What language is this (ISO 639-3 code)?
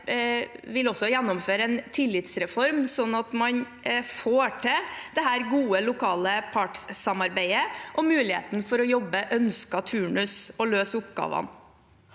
nor